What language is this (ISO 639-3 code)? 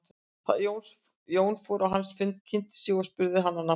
isl